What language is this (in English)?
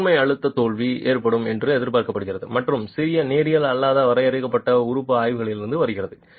Tamil